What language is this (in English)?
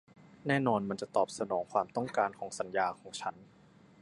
Thai